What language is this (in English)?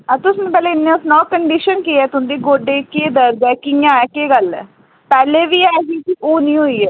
Dogri